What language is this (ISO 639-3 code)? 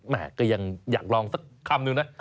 tha